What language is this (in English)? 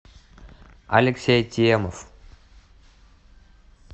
Russian